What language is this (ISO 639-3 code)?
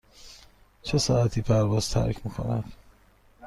fas